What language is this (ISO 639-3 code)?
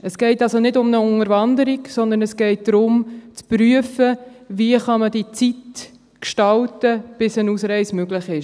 gsw